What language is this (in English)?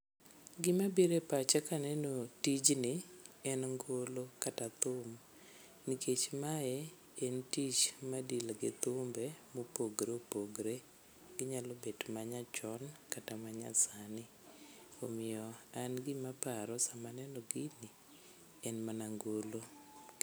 Luo (Kenya and Tanzania)